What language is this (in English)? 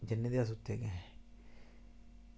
Dogri